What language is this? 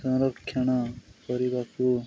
Odia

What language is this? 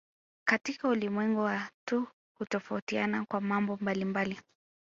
Swahili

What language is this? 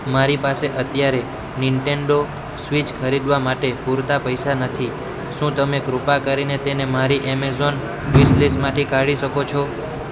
Gujarati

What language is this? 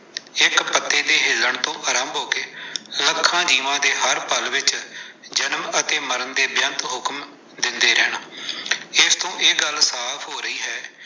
Punjabi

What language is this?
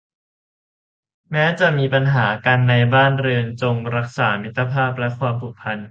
Thai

